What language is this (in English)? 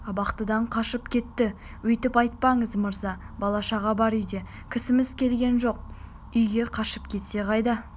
Kazakh